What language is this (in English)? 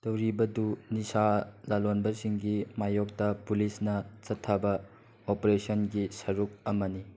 Manipuri